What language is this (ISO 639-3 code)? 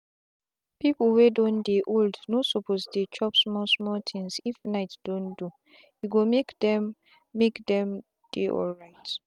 pcm